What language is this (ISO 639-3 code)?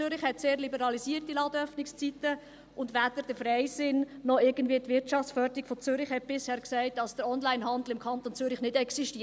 gsw